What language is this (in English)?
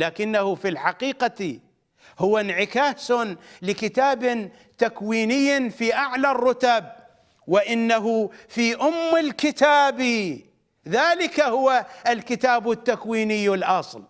Arabic